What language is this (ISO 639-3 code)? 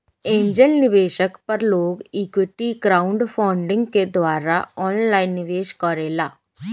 bho